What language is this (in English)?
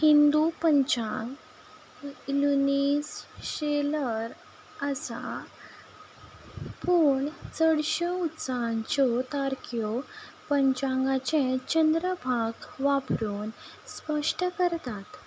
Konkani